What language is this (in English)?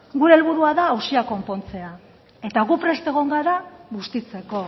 Basque